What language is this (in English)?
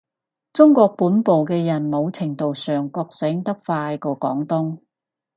Cantonese